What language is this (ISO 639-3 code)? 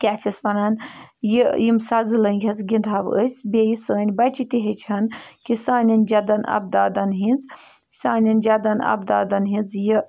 kas